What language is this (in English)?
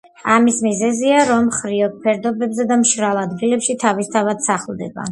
Georgian